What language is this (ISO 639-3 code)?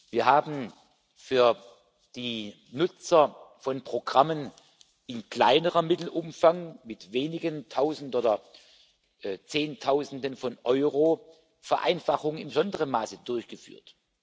deu